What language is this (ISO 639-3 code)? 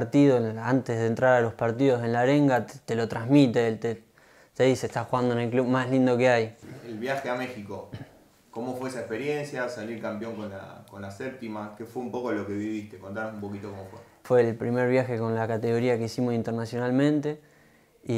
spa